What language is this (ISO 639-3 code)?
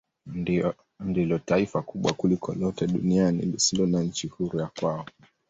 swa